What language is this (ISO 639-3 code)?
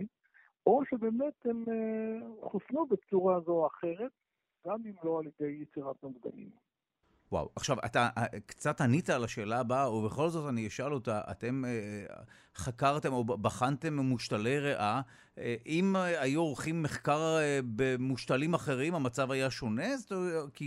heb